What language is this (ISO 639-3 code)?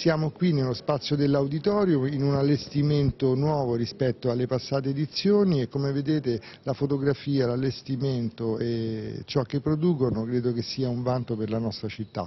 ita